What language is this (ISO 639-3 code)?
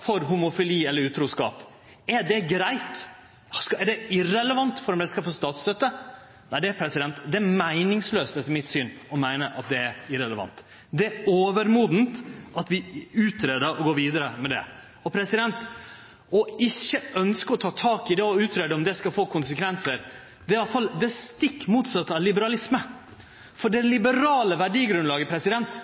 nno